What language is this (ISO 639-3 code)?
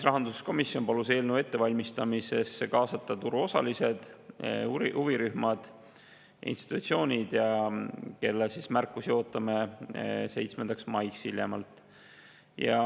est